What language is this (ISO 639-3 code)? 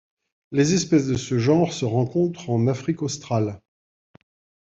fra